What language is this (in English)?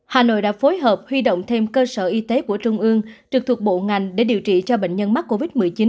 Vietnamese